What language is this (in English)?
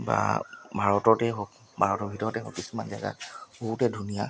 Assamese